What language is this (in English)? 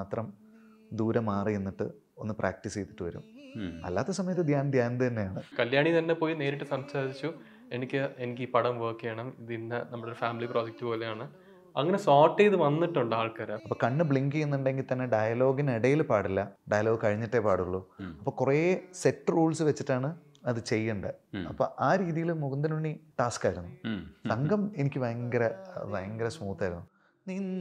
Malayalam